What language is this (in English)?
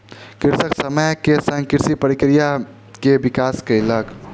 Maithili